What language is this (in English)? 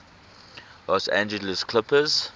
English